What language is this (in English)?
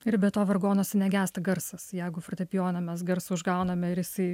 Lithuanian